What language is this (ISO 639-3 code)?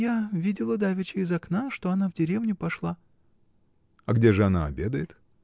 rus